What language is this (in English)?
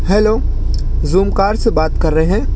Urdu